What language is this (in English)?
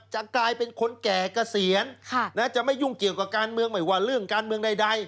Thai